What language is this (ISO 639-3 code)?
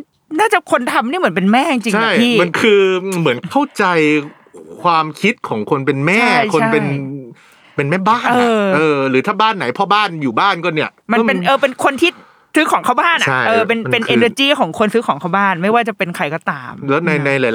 tha